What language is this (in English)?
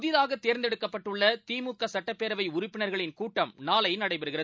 Tamil